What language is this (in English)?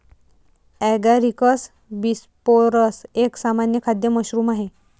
Marathi